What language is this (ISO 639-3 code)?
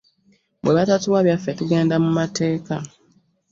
lug